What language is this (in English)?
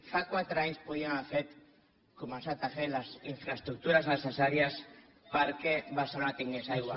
Catalan